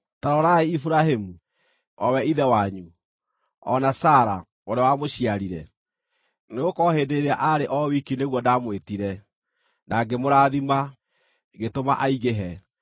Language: Kikuyu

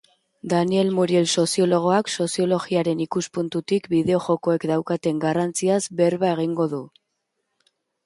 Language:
Basque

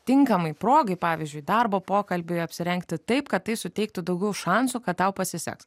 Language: Lithuanian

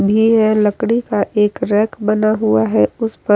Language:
Hindi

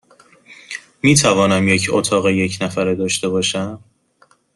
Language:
Persian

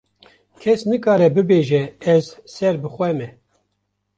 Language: Kurdish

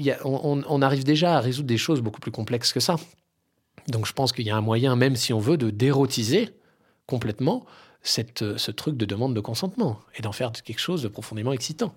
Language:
French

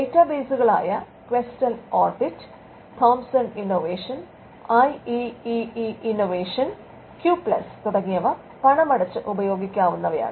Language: Malayalam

